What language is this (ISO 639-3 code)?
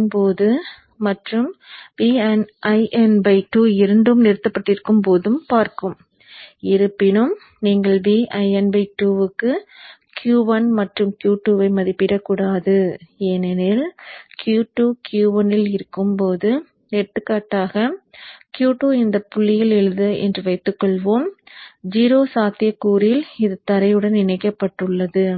tam